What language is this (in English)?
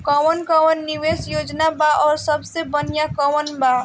Bhojpuri